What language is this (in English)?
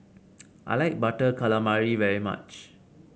English